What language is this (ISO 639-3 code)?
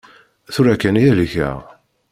kab